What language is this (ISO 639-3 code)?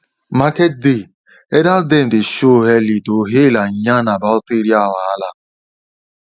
pcm